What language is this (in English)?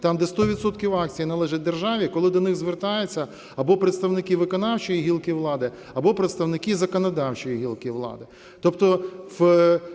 Ukrainian